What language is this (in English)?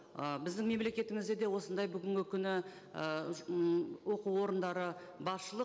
Kazakh